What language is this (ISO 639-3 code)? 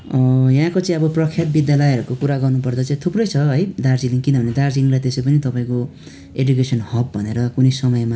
nep